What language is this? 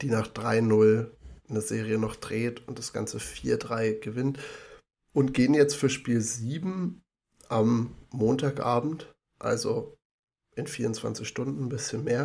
German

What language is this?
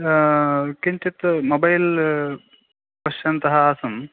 Sanskrit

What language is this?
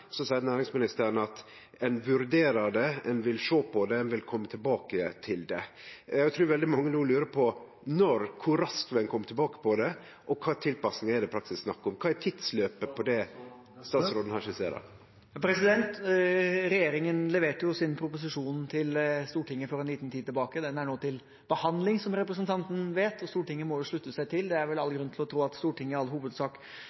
Norwegian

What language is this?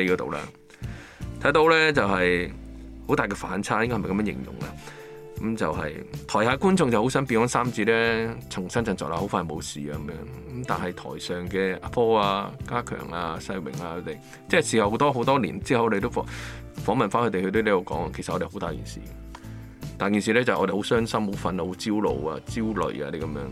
Chinese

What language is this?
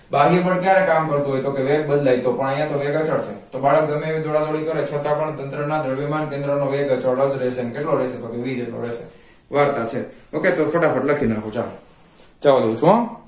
Gujarati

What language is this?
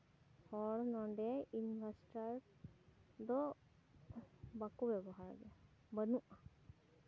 Santali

